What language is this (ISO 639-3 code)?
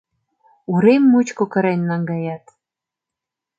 chm